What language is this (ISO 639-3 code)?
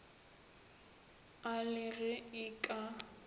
nso